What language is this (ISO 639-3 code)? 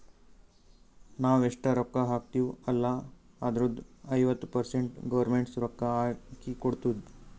kan